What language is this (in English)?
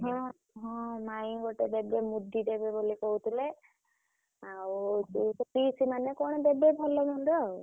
Odia